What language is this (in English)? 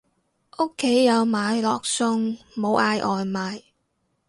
Cantonese